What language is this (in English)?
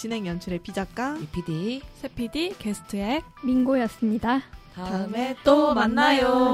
Korean